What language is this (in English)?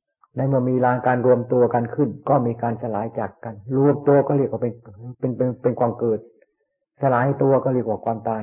Thai